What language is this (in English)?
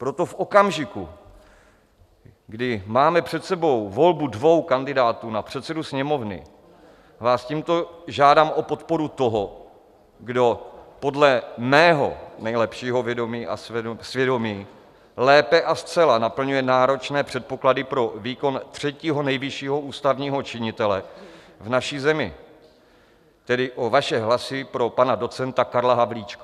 Czech